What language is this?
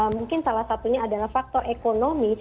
Indonesian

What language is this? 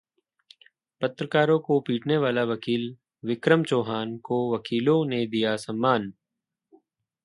Hindi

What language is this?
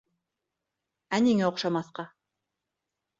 Bashkir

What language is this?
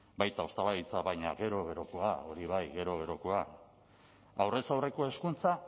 Basque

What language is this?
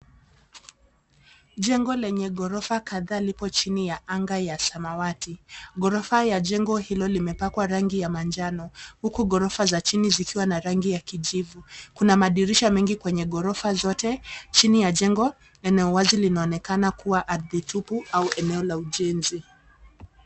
Swahili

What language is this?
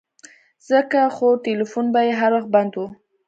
Pashto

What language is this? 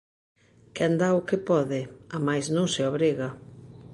Galician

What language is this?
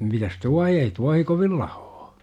Finnish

